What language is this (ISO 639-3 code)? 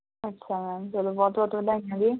pan